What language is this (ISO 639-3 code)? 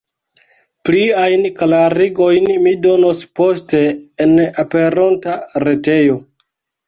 epo